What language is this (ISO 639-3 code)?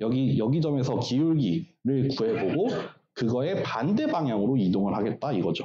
kor